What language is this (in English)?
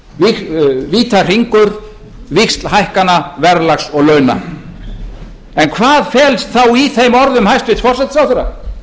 Icelandic